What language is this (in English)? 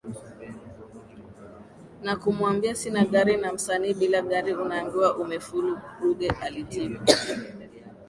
Swahili